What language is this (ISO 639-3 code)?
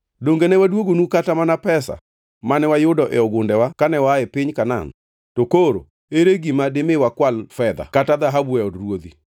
luo